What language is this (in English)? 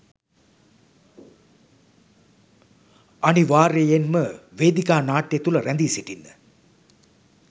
Sinhala